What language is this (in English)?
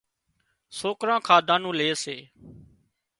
Wadiyara Koli